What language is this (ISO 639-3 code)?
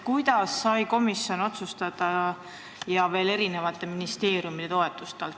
est